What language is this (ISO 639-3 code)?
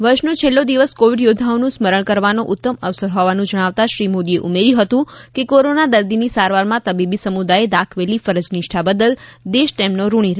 guj